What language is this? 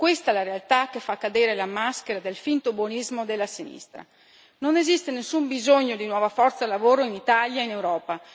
Italian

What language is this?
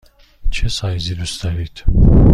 Persian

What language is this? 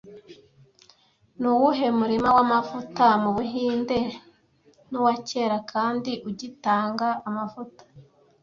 Kinyarwanda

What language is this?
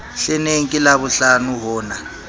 Southern Sotho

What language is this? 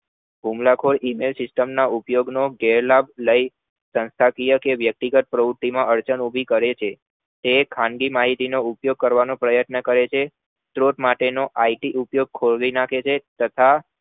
Gujarati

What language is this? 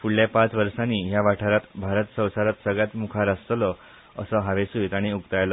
Konkani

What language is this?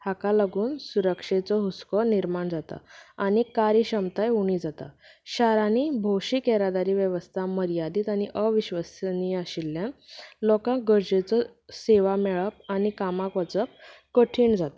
Konkani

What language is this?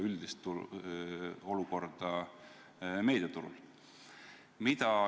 Estonian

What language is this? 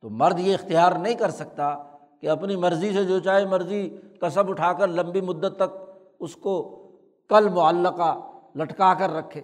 Urdu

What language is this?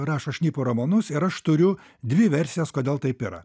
Lithuanian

